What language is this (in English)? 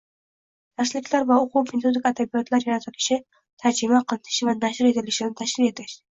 Uzbek